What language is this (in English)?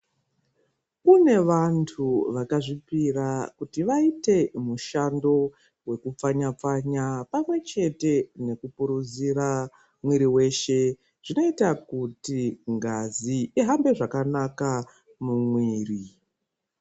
Ndau